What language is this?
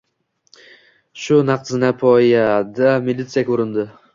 Uzbek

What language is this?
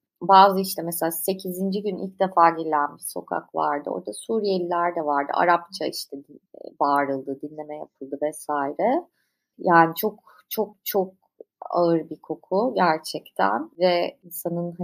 Turkish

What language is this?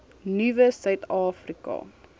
Afrikaans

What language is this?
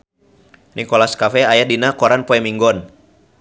Sundanese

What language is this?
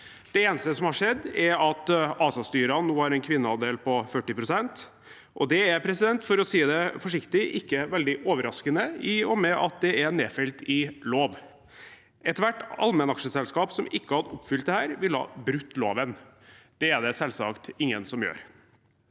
Norwegian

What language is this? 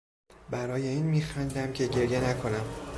Persian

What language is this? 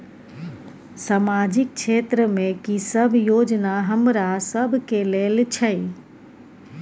Maithili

